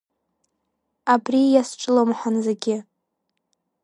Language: Abkhazian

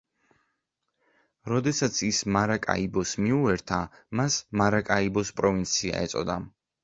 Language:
Georgian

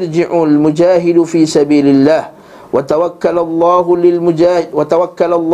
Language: Malay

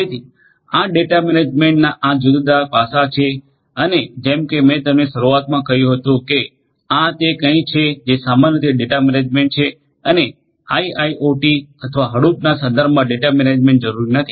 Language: Gujarati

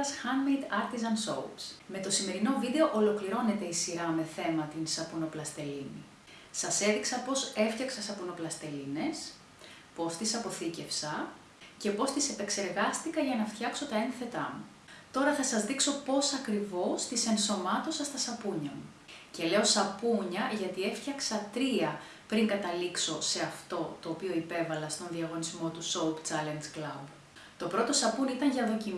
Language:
Greek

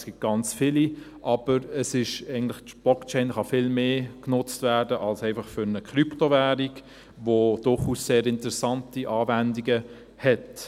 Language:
Swiss German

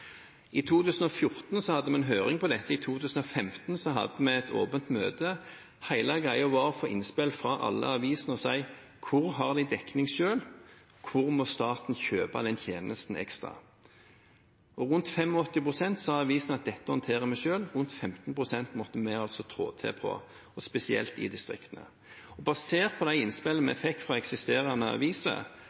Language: Norwegian Bokmål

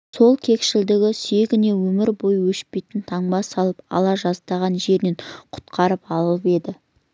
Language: Kazakh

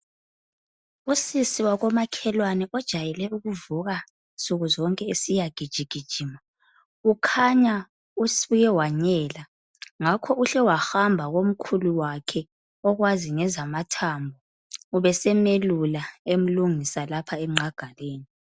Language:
North Ndebele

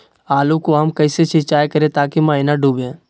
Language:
Magahi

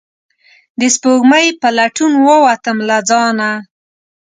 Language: Pashto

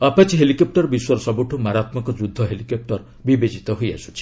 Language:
Odia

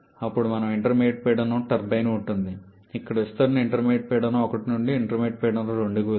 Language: Telugu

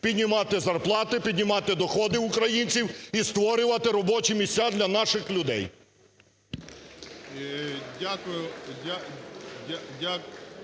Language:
Ukrainian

